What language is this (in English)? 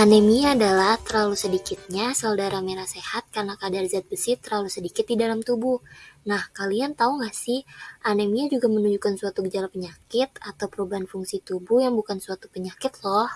Indonesian